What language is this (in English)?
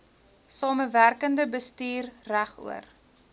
Afrikaans